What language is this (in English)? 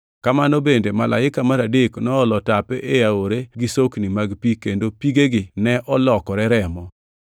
Luo (Kenya and Tanzania)